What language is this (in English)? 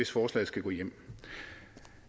Danish